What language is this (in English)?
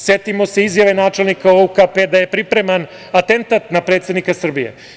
Serbian